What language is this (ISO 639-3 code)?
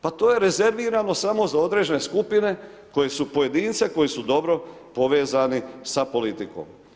hrv